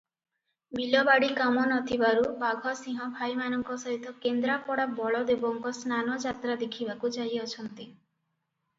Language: Odia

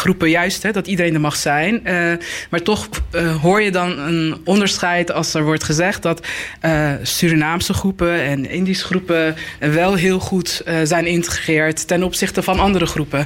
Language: Dutch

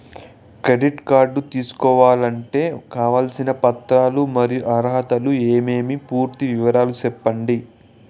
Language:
Telugu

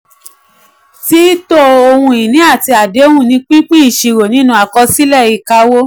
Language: Yoruba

